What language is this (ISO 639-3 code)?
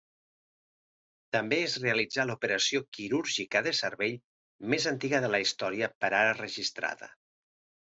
cat